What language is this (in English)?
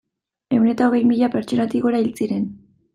Basque